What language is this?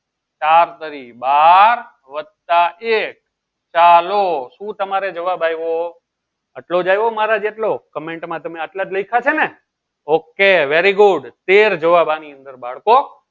Gujarati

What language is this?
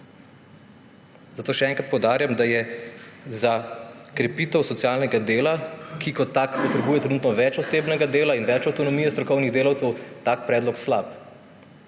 Slovenian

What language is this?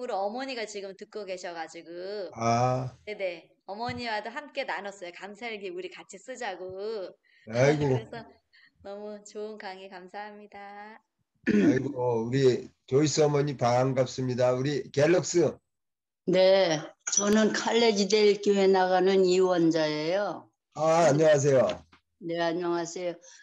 Korean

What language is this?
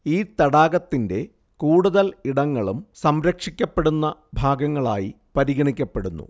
Malayalam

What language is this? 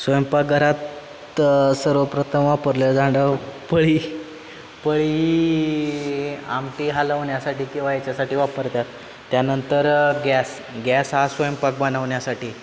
Marathi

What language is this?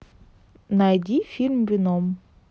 Russian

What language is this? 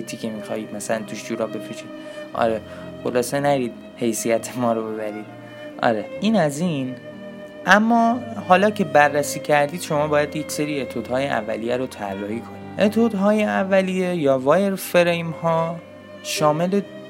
Persian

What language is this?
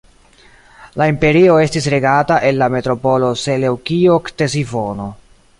Esperanto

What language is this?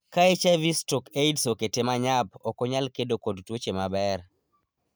Luo (Kenya and Tanzania)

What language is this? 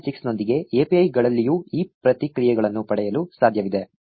Kannada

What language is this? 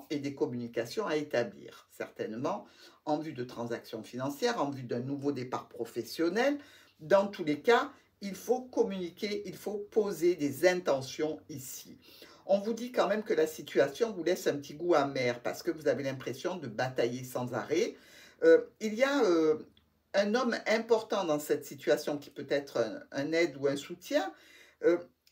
French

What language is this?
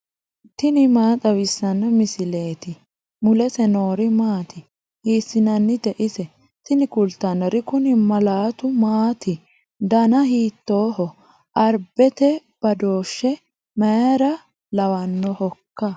Sidamo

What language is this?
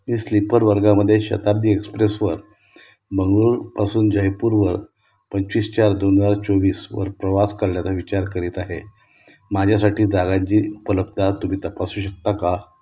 Marathi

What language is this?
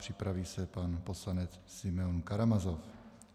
Czech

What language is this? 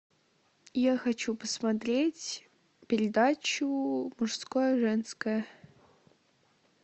Russian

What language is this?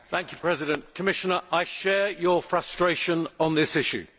English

